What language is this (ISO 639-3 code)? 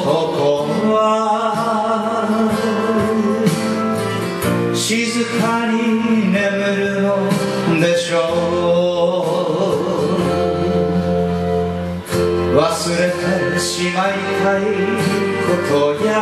ron